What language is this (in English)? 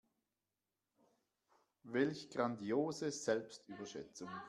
German